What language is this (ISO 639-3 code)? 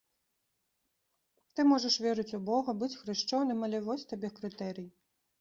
bel